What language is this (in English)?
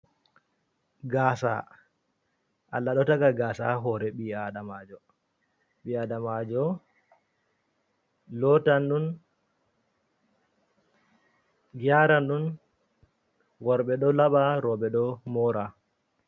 Fula